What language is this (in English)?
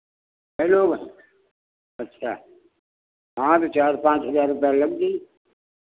Hindi